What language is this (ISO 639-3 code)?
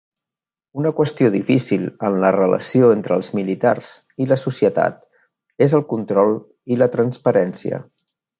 cat